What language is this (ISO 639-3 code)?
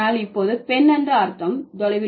tam